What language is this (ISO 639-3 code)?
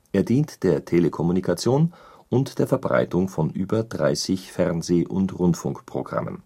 deu